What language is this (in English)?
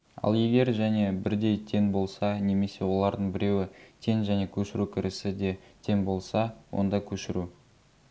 Kazakh